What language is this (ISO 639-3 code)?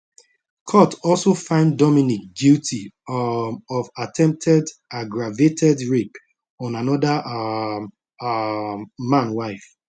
pcm